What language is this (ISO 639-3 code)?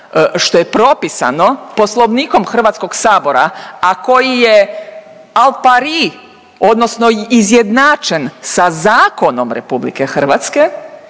hrv